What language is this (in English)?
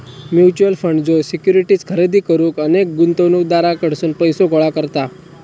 Marathi